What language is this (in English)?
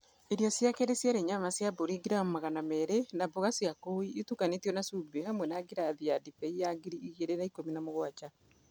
Kikuyu